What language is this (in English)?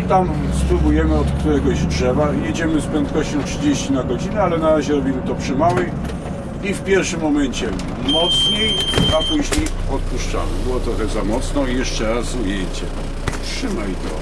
Polish